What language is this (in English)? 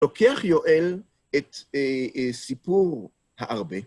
Hebrew